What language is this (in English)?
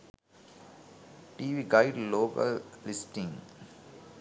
Sinhala